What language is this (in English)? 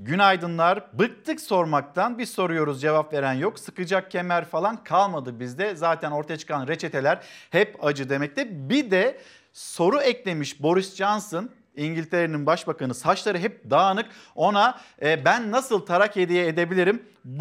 Turkish